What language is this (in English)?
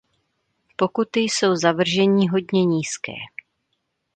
Czech